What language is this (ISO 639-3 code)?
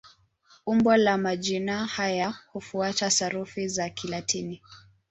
swa